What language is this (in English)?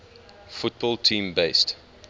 English